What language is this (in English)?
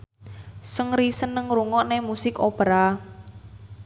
Javanese